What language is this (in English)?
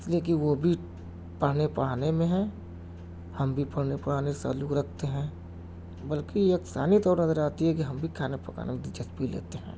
Urdu